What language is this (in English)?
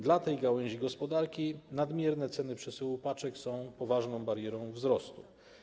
Polish